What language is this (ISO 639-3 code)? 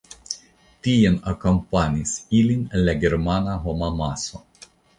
epo